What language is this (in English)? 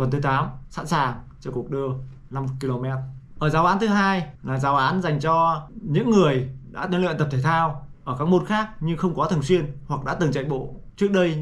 Vietnamese